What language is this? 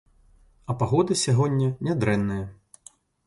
Belarusian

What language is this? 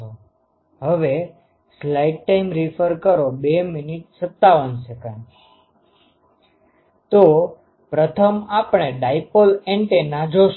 Gujarati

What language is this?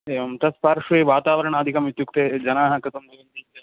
Sanskrit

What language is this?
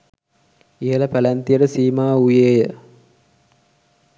Sinhala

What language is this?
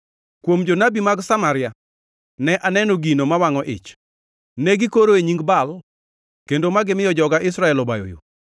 Luo (Kenya and Tanzania)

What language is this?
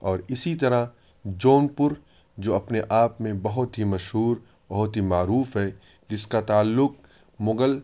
Urdu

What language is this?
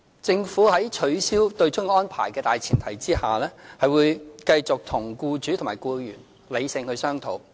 Cantonese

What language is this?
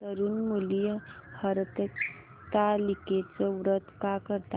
Marathi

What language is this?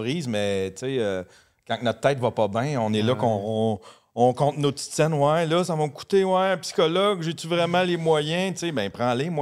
French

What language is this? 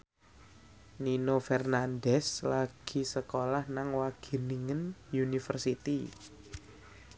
Javanese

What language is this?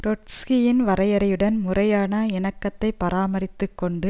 Tamil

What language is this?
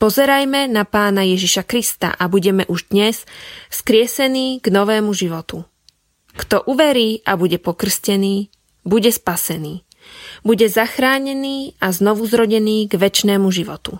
Slovak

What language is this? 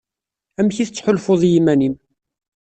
Kabyle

